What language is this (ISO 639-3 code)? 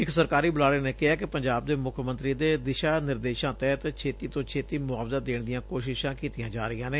pan